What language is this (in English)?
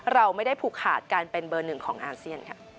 Thai